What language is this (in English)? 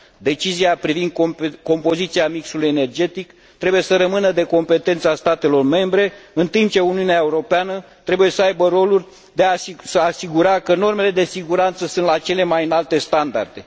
Romanian